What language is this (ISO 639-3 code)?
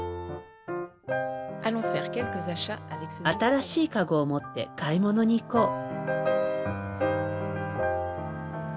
jpn